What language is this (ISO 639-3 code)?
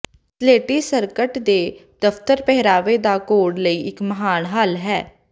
pan